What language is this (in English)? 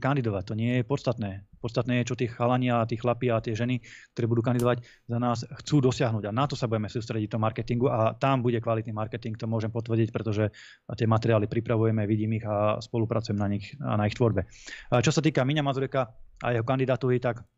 Slovak